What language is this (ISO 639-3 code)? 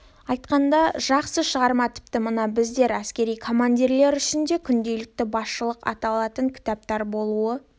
kaz